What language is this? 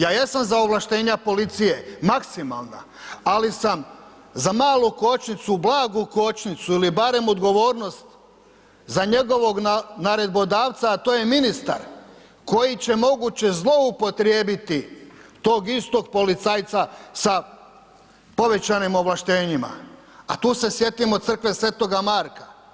Croatian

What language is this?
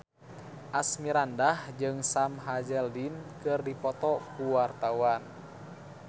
Sundanese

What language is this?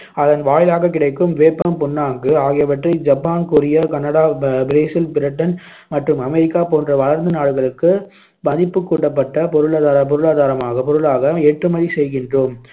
Tamil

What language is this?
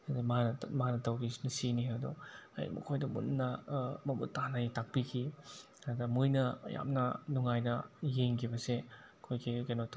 Manipuri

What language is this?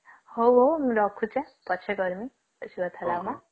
Odia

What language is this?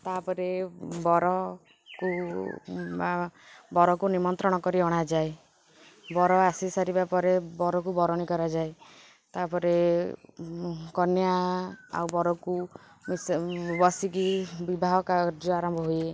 Odia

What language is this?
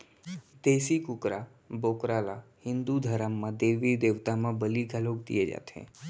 Chhattisgarhi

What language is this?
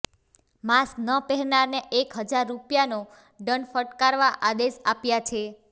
Gujarati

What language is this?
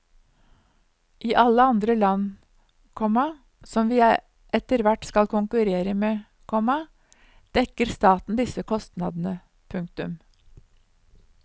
Norwegian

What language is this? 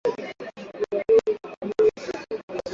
Swahili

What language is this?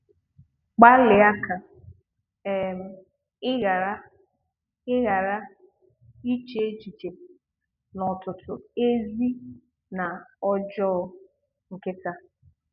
Igbo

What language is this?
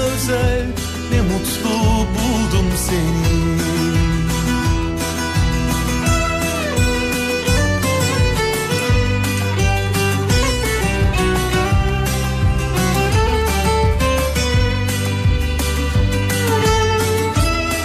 Turkish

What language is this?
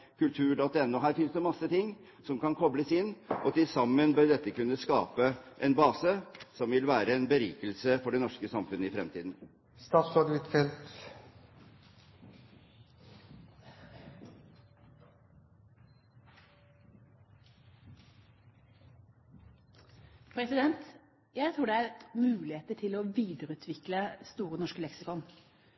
Norwegian Bokmål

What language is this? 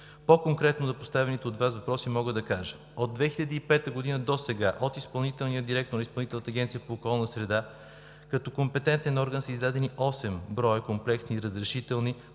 Bulgarian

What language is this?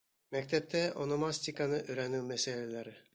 Bashkir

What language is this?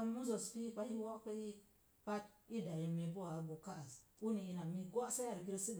Mom Jango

